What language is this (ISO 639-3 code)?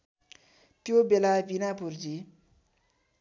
nep